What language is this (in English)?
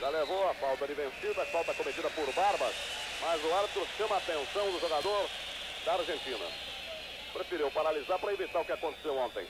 Portuguese